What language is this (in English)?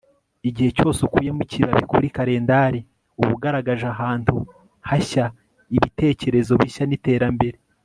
Kinyarwanda